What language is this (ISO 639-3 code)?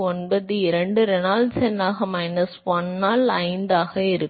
tam